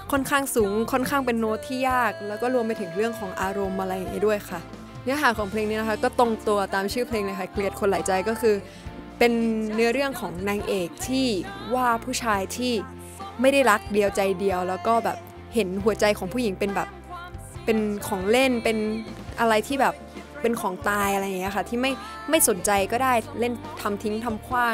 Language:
Thai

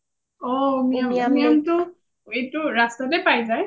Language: Assamese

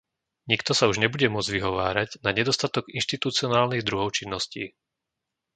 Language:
Slovak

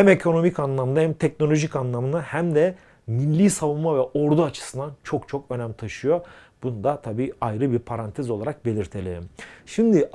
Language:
Turkish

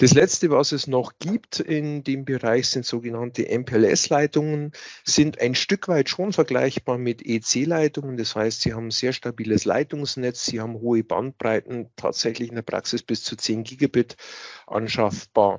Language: German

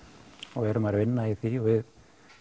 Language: Icelandic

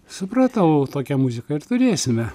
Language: Lithuanian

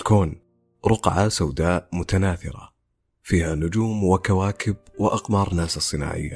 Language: Arabic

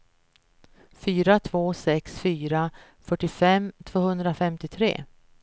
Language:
Swedish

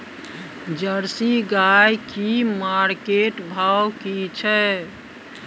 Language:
Maithili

